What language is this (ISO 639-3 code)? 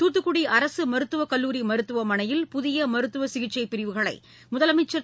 tam